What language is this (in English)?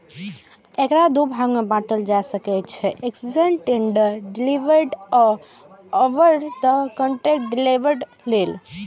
Maithili